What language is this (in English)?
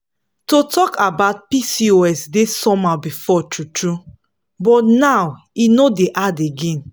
Nigerian Pidgin